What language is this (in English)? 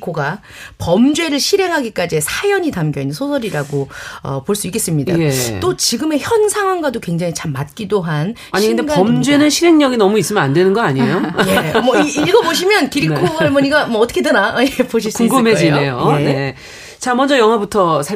Korean